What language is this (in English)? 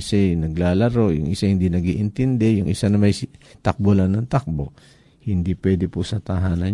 Filipino